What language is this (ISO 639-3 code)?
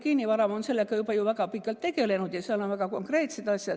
est